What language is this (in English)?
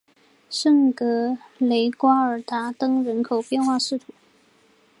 Chinese